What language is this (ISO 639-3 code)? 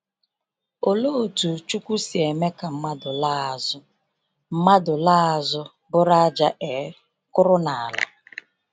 ibo